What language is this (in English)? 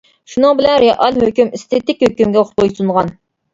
Uyghur